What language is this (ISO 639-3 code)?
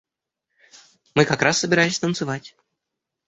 rus